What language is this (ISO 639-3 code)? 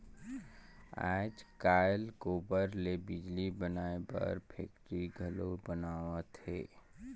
hne